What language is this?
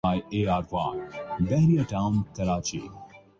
Urdu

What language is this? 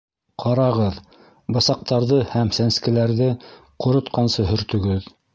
Bashkir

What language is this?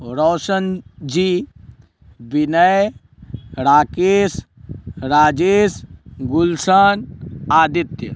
Maithili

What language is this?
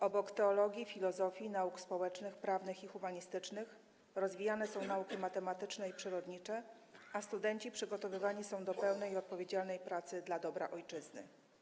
Polish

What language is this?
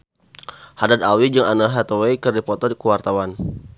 Sundanese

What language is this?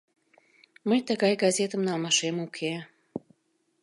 Mari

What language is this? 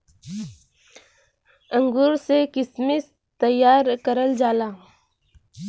Bhojpuri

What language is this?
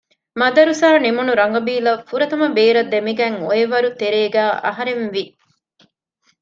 Divehi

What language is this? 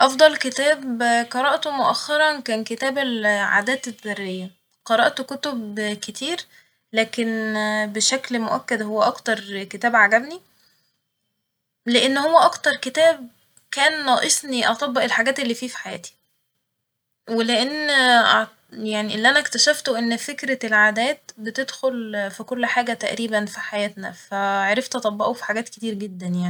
Egyptian Arabic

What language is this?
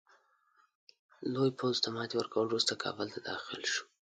Pashto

